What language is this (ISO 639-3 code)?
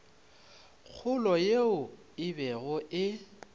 nso